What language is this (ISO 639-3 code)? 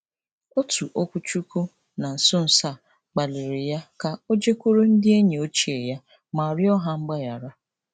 ibo